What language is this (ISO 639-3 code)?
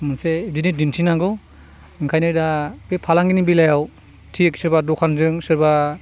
brx